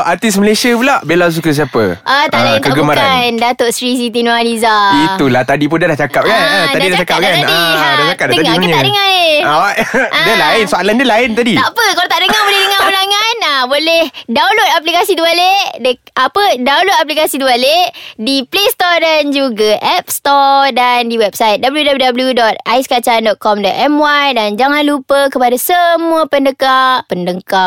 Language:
Malay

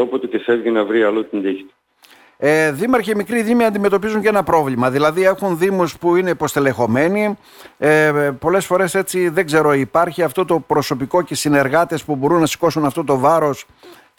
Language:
Greek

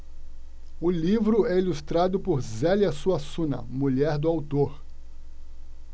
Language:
Portuguese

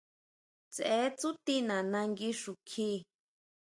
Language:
Huautla Mazatec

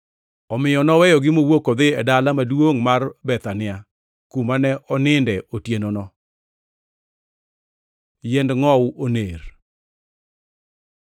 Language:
Luo (Kenya and Tanzania)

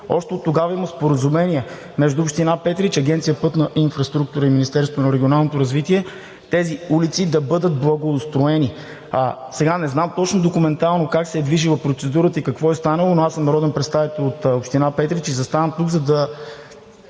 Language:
Bulgarian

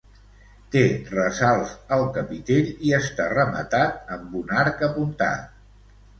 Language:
Catalan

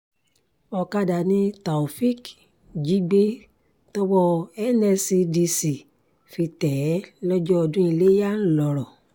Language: Yoruba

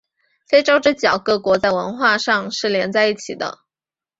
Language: Chinese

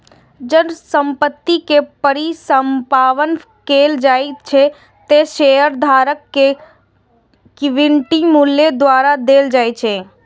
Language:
Maithili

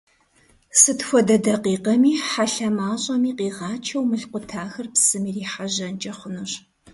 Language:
Kabardian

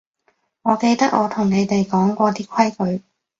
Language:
Cantonese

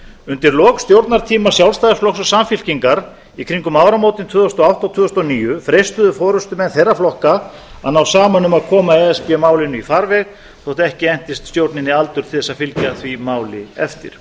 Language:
Icelandic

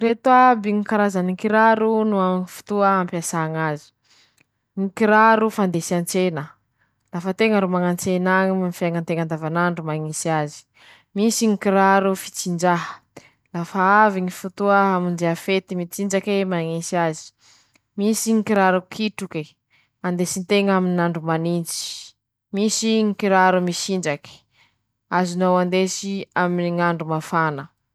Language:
Masikoro Malagasy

